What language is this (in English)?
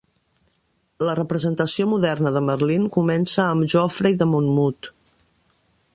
Catalan